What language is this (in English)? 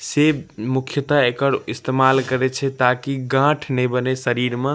Maithili